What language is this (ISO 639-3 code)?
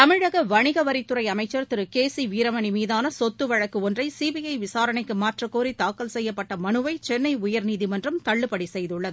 tam